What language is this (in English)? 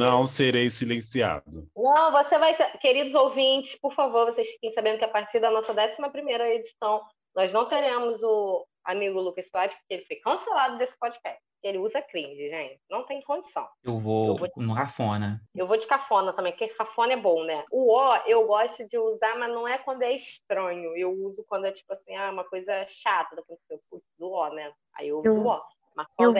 Portuguese